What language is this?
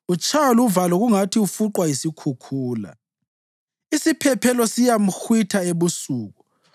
North Ndebele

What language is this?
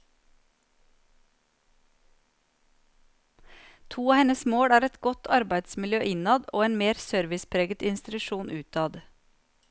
Norwegian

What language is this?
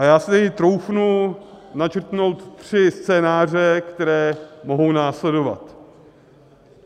Czech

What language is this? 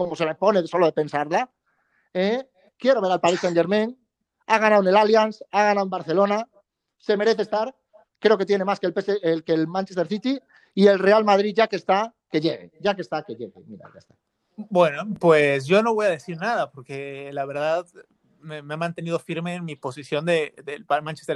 Spanish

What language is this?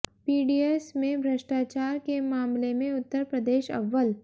Hindi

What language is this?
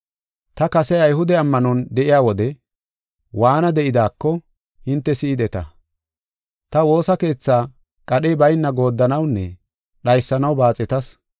Gofa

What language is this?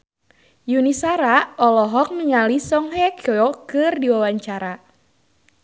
Sundanese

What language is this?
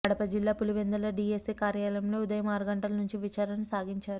Telugu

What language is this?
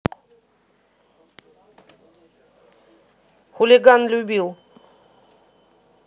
Russian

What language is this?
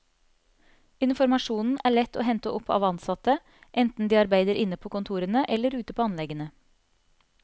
Norwegian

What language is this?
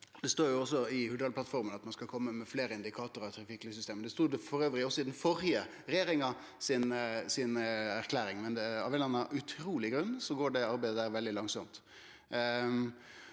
Norwegian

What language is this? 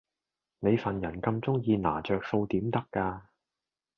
Cantonese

